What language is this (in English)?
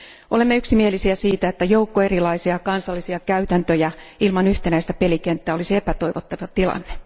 Finnish